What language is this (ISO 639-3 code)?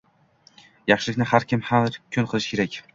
uzb